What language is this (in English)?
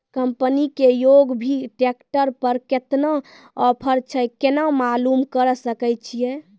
Maithili